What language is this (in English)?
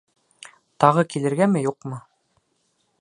Bashkir